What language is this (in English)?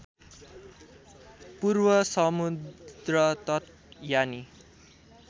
Nepali